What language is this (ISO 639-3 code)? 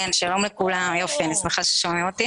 heb